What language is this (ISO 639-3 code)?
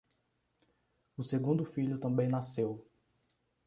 por